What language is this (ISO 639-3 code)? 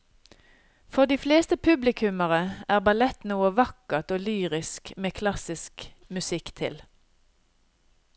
nor